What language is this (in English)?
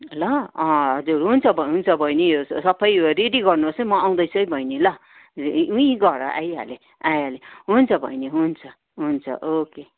Nepali